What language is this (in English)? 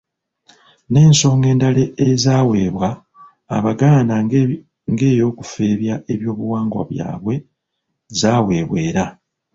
Ganda